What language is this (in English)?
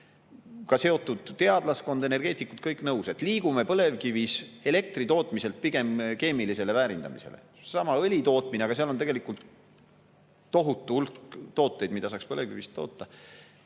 Estonian